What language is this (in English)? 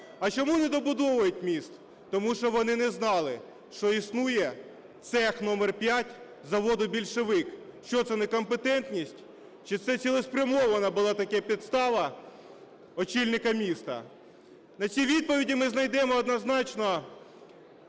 Ukrainian